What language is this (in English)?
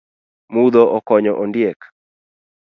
Luo (Kenya and Tanzania)